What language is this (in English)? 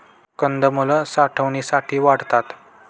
Marathi